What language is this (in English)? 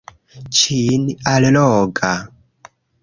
Esperanto